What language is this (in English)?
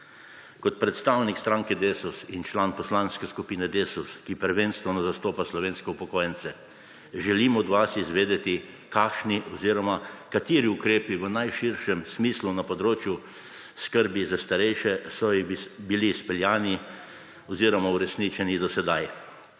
Slovenian